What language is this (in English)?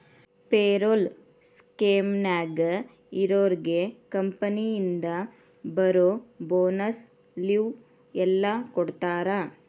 Kannada